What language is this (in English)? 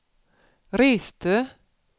Swedish